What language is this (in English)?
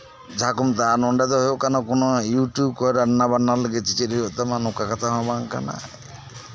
Santali